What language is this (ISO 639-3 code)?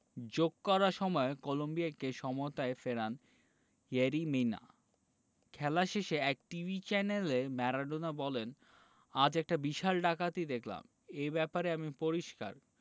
ben